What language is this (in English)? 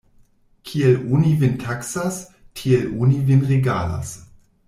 Esperanto